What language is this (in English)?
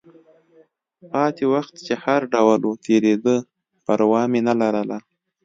Pashto